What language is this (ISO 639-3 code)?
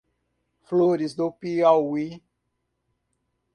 por